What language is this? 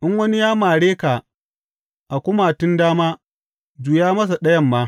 Hausa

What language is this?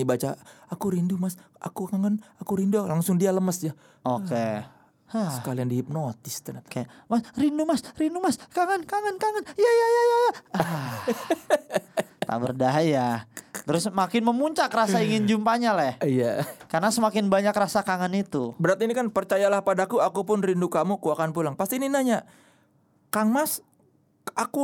Indonesian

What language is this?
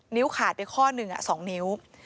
Thai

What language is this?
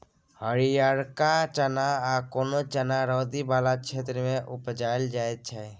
Maithili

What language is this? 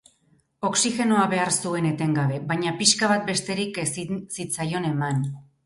Basque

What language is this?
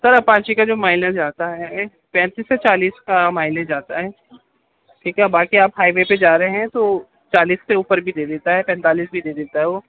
Urdu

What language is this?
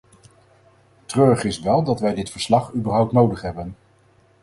Dutch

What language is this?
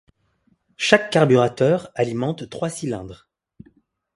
French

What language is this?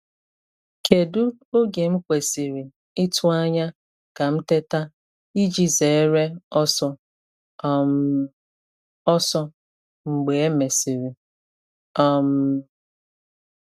Igbo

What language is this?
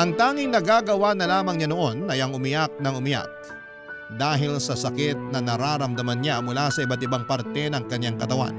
Filipino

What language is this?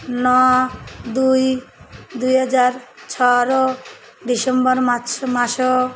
Odia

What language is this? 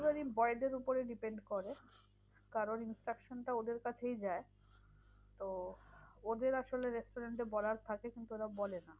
Bangla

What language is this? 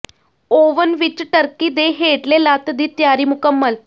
Punjabi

